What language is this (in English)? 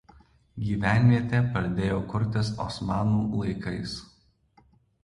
Lithuanian